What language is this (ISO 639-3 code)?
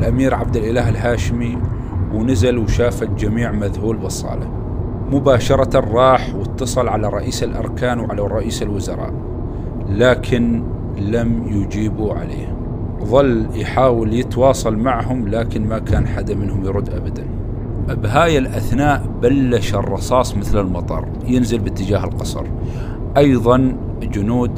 ara